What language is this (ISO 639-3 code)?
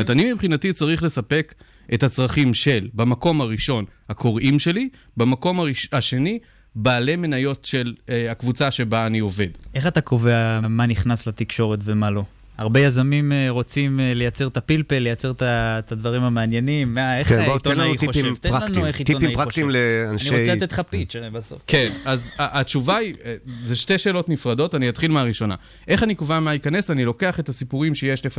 heb